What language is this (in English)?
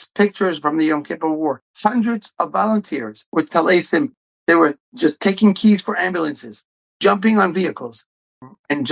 English